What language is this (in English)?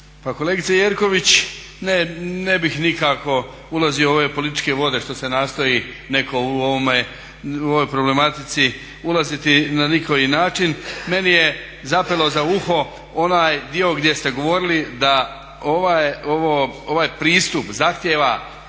Croatian